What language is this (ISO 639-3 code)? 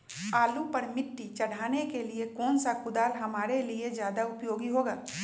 mag